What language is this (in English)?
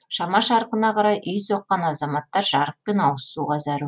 Kazakh